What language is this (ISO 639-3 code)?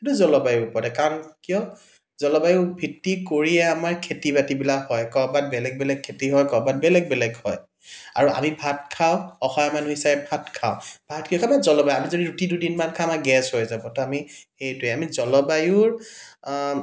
asm